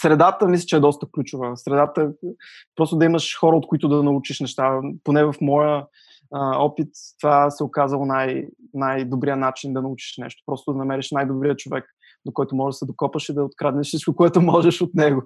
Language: Bulgarian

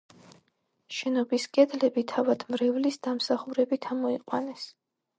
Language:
Georgian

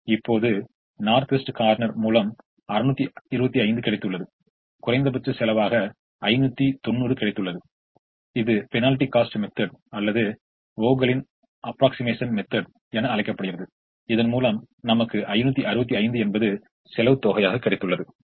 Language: Tamil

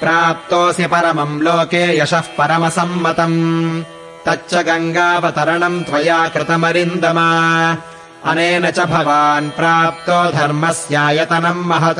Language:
Kannada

